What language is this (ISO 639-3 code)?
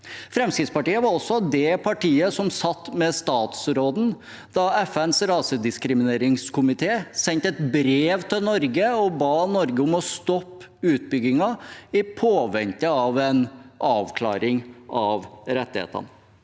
nor